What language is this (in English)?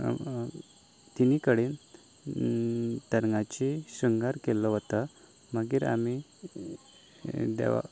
Konkani